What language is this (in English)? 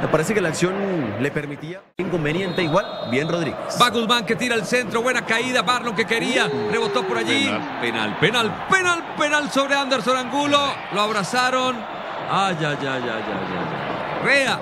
Spanish